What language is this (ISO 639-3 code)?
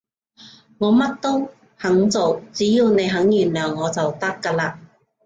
yue